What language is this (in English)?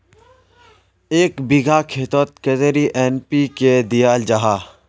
Magahi